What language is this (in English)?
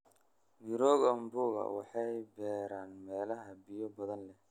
Somali